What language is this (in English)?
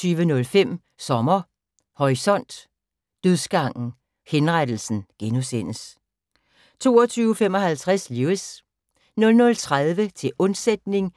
Danish